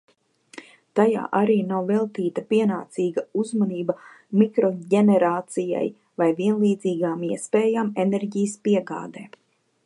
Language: Latvian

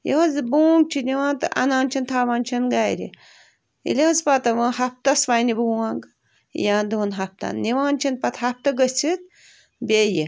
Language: Kashmiri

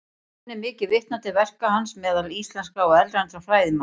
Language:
Icelandic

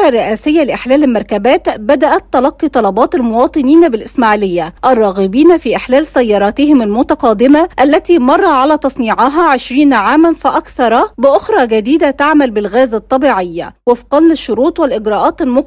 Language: Arabic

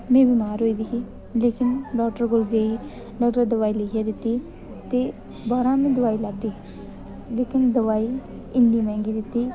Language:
Dogri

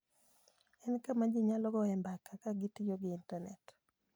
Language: Luo (Kenya and Tanzania)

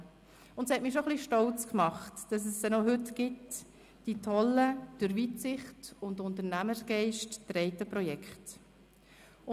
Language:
Swiss German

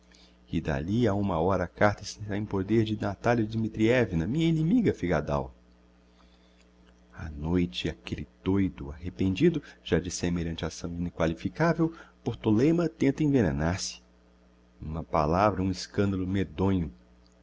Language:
Portuguese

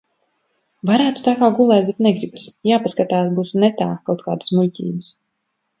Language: Latvian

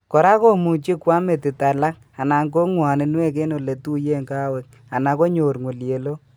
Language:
Kalenjin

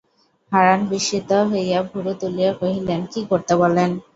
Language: Bangla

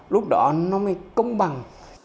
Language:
Vietnamese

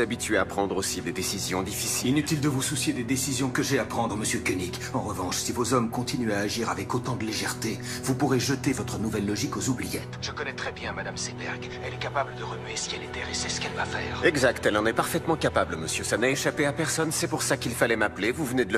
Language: French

